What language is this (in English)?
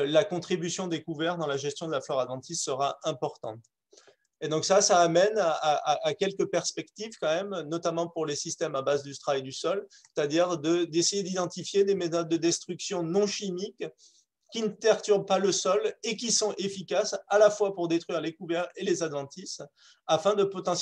French